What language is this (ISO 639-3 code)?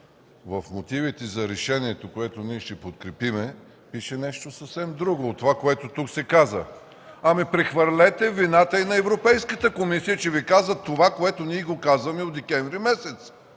bul